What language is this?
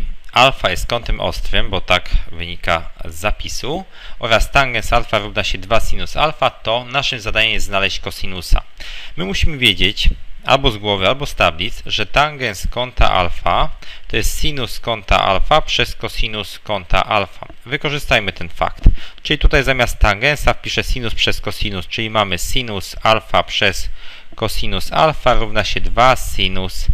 Polish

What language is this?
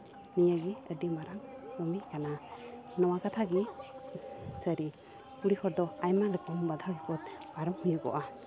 Santali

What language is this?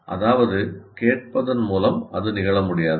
Tamil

